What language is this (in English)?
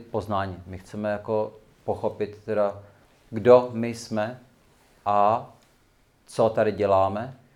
Czech